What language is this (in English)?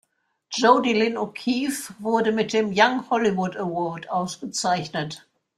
German